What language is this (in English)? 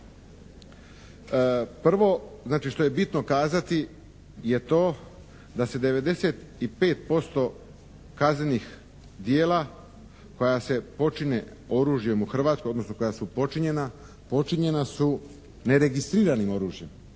Croatian